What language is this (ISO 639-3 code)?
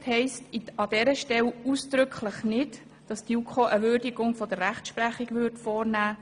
gsw